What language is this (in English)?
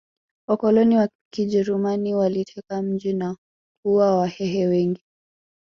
Swahili